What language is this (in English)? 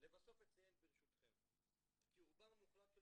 Hebrew